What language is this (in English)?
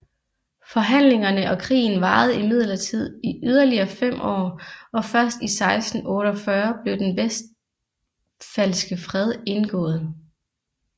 Danish